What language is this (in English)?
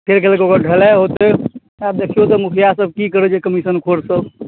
Maithili